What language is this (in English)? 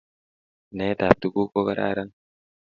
Kalenjin